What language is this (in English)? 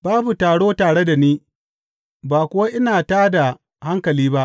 Hausa